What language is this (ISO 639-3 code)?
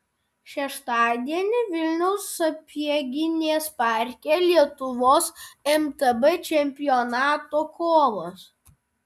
lit